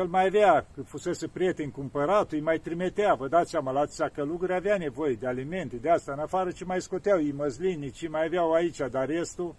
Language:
Romanian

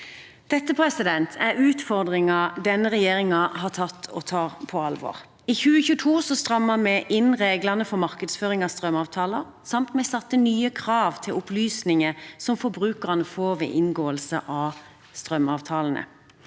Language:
Norwegian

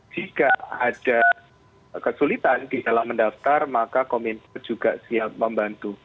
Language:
Indonesian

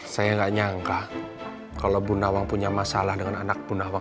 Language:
Indonesian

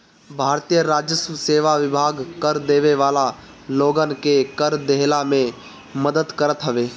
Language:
Bhojpuri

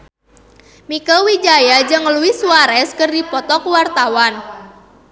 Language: Sundanese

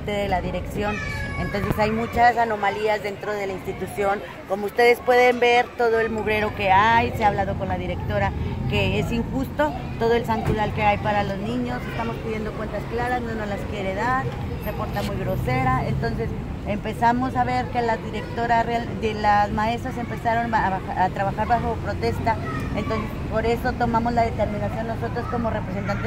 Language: Spanish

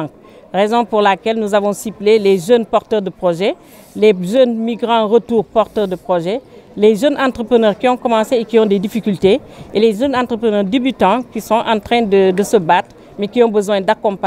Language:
French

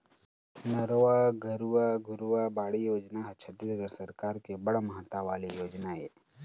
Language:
Chhattisgarhi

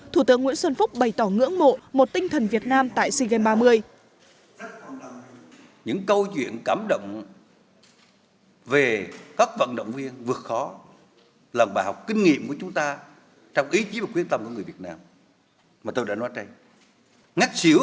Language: Vietnamese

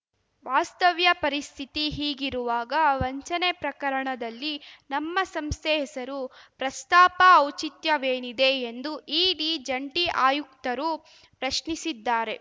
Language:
Kannada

